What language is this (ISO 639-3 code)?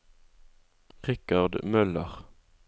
nor